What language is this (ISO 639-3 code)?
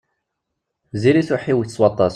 kab